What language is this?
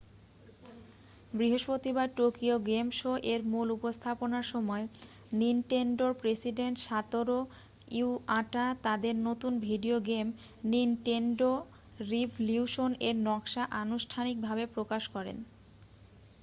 Bangla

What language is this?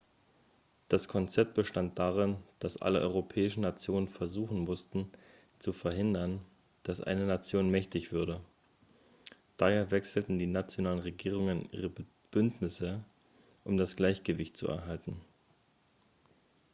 German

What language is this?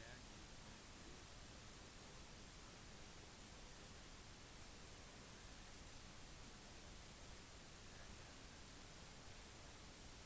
Norwegian Bokmål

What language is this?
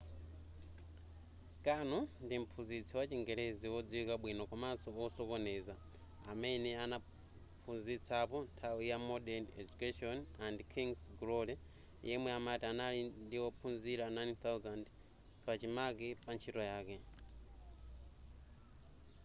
Nyanja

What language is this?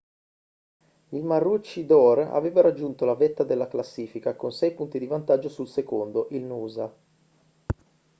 Italian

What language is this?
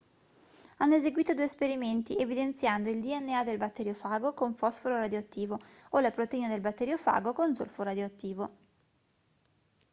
Italian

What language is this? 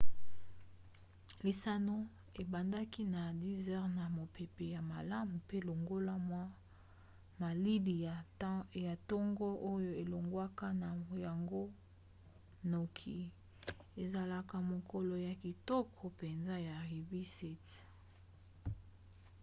Lingala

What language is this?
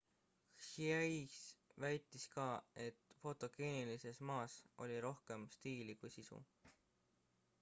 Estonian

